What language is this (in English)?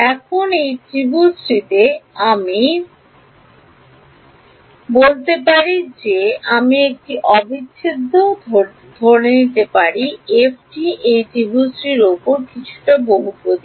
Bangla